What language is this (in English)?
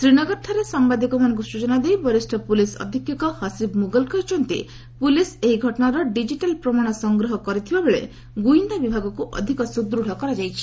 Odia